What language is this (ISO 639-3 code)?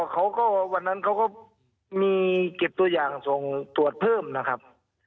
tha